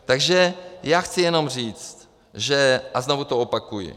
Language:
Czech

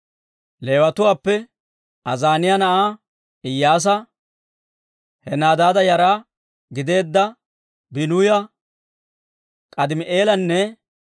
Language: Dawro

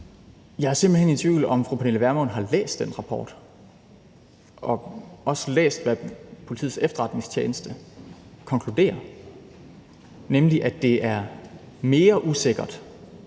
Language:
Danish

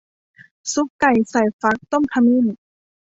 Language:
Thai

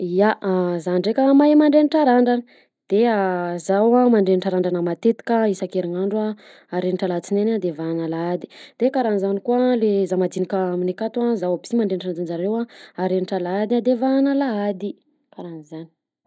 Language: Southern Betsimisaraka Malagasy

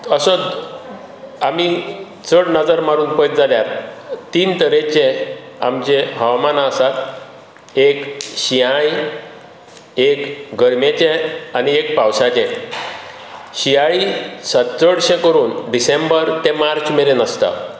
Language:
Konkani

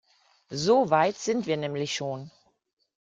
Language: German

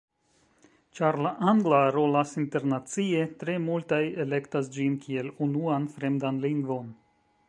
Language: Esperanto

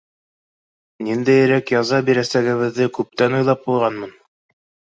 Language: Bashkir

